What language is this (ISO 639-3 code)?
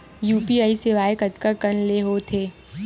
hne